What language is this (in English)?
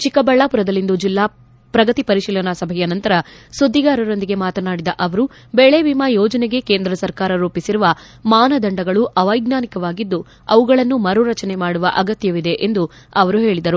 Kannada